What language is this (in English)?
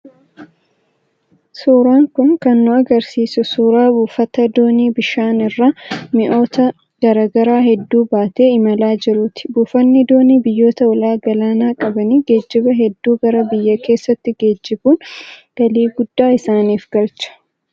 Oromo